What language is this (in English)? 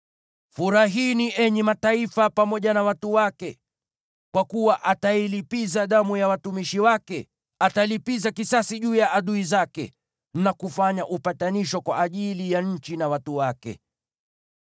Swahili